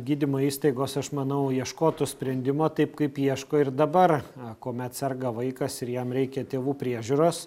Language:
Lithuanian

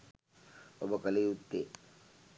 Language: Sinhala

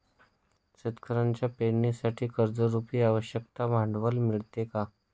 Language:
Marathi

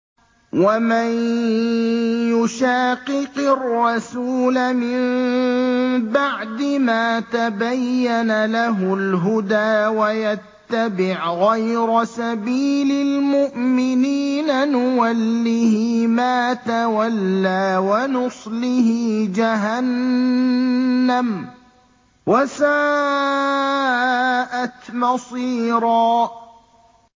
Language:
Arabic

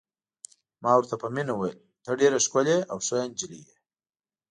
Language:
Pashto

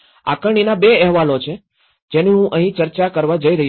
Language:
Gujarati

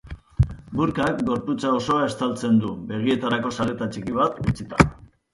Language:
Basque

